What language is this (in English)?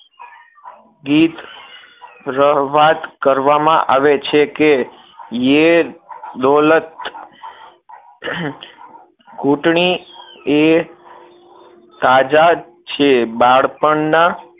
Gujarati